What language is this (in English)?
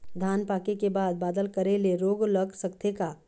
Chhattisgarhi